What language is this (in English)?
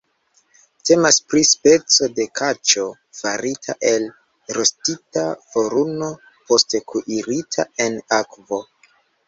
Esperanto